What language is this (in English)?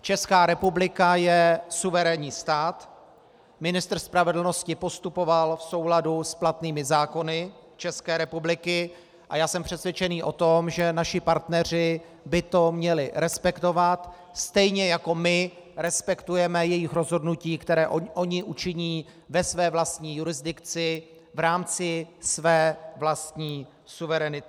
Czech